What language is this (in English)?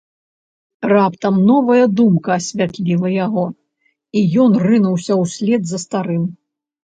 Belarusian